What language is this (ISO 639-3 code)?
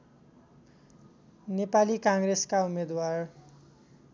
nep